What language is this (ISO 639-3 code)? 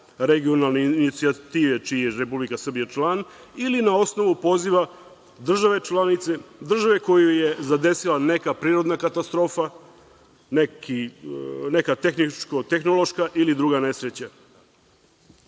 srp